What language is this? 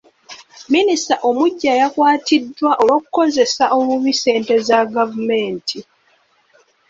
Ganda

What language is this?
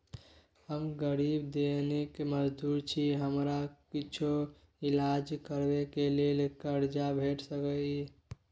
Maithili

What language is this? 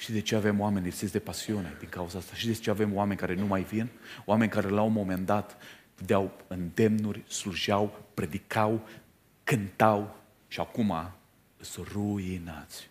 Romanian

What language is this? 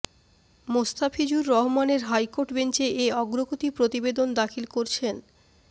Bangla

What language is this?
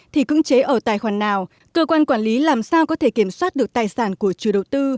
Vietnamese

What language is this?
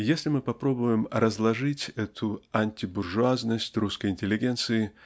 Russian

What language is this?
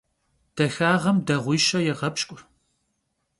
Kabardian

